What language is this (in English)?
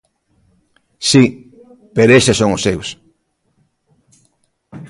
Galician